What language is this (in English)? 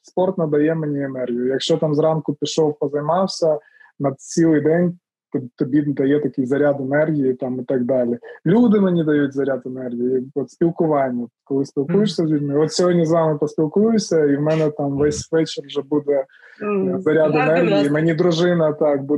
Ukrainian